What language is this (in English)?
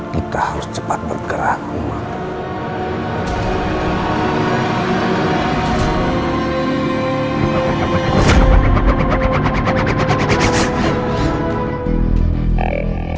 Indonesian